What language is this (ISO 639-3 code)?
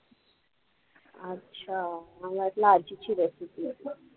mar